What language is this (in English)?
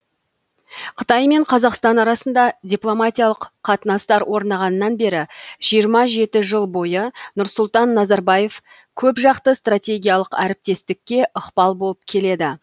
Kazakh